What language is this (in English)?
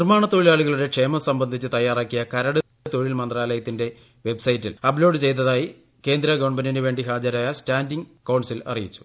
Malayalam